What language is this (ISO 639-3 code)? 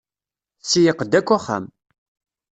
kab